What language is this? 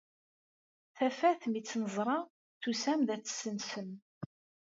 Kabyle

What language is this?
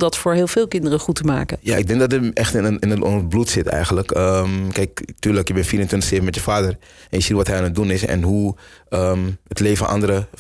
Dutch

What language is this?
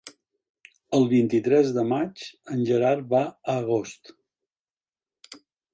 Catalan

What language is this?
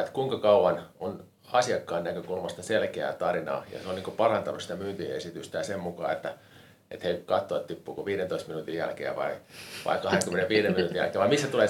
Finnish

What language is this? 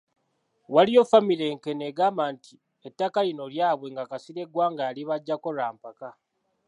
Ganda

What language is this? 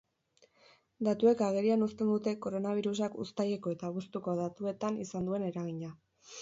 Basque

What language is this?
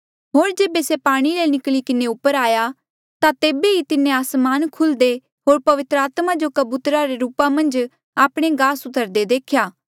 Mandeali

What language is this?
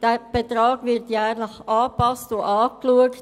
Swiss German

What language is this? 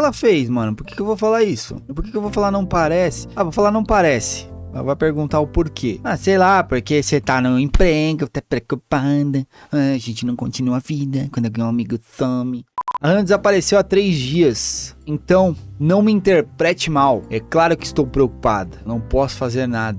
Portuguese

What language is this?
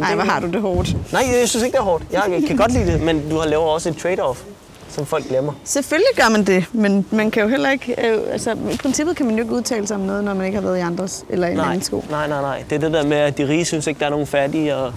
Danish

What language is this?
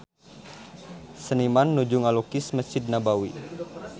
Sundanese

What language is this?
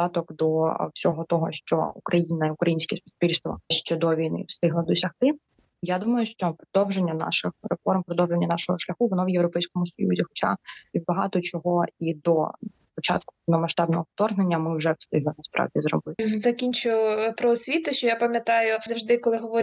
Ukrainian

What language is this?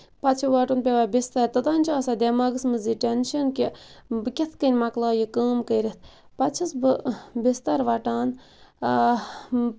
Kashmiri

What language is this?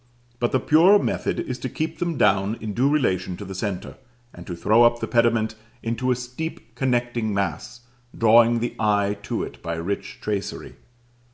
English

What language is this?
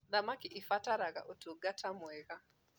Kikuyu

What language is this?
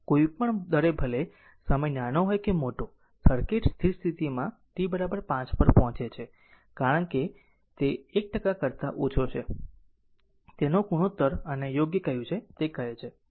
Gujarati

